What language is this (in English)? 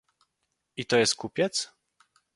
Polish